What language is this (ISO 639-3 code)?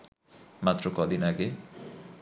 ben